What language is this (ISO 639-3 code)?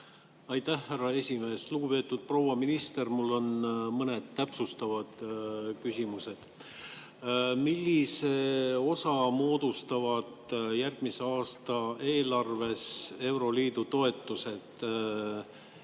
est